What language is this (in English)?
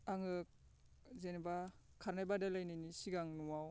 Bodo